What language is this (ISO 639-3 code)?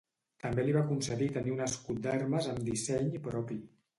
cat